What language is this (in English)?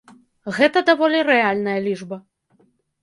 Belarusian